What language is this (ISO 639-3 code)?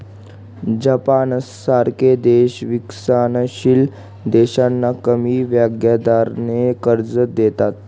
mar